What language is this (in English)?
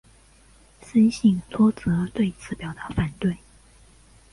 Chinese